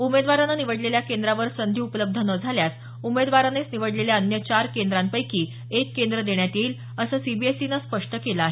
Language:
Marathi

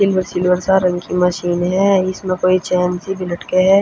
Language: Haryanvi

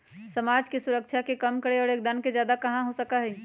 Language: Magahi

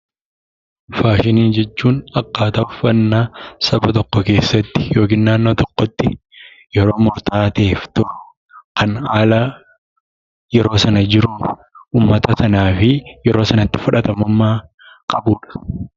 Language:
Oromo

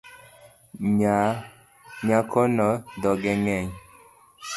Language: Luo (Kenya and Tanzania)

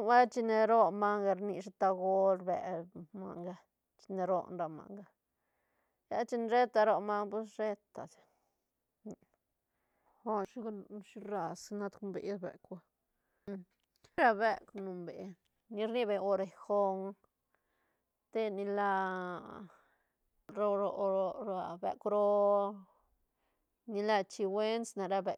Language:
Santa Catarina Albarradas Zapotec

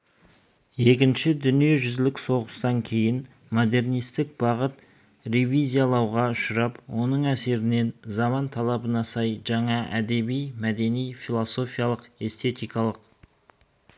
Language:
Kazakh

